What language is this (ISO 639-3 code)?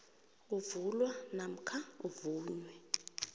nbl